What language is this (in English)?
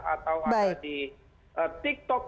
Indonesian